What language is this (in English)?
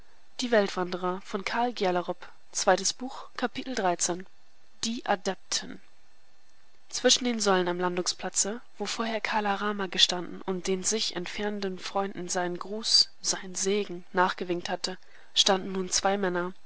German